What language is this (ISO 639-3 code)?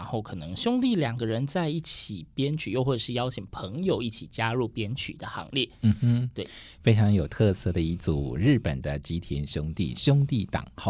zho